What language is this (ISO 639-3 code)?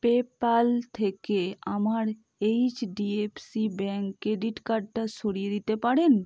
ben